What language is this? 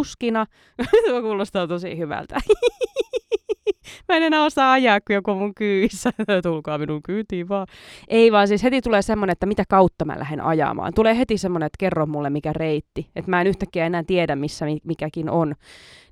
Finnish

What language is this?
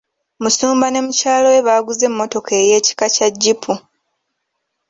Ganda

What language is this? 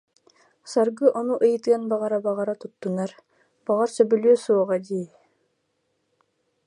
Yakut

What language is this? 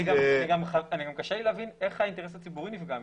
Hebrew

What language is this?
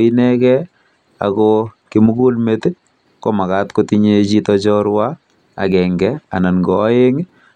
Kalenjin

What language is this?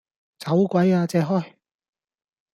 Cantonese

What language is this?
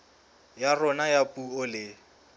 Southern Sotho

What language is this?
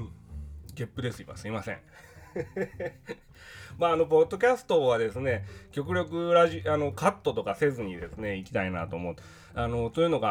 Japanese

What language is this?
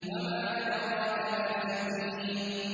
Arabic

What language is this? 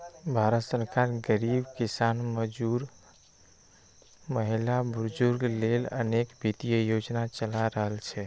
Maithili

